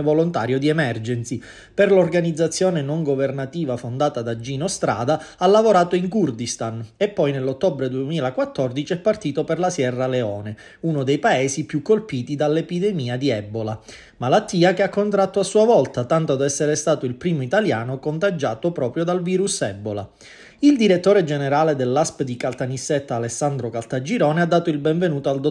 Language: Italian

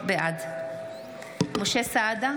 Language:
Hebrew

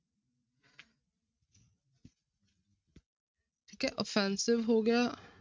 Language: Punjabi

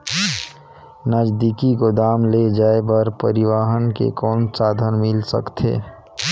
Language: Chhattisgarhi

